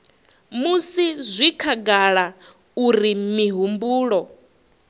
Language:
Venda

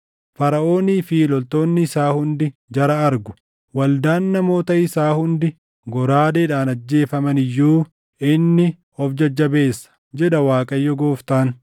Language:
Oromo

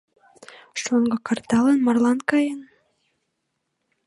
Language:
Mari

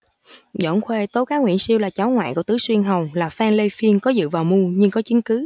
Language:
Vietnamese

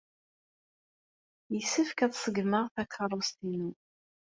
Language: Kabyle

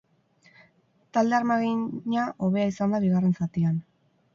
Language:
Basque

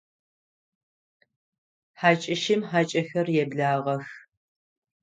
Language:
Adyghe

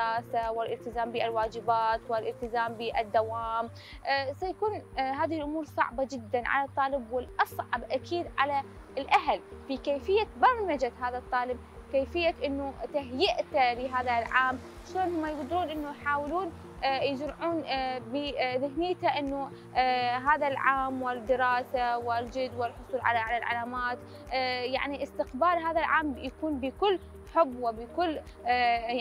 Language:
Arabic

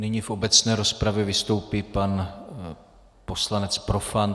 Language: Czech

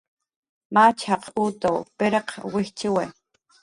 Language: Jaqaru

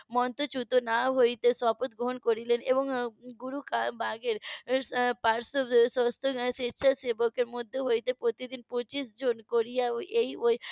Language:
Bangla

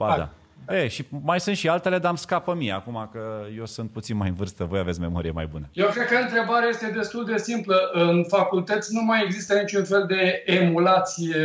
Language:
Romanian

